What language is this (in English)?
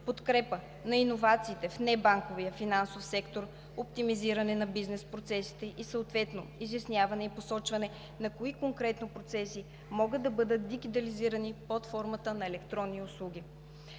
Bulgarian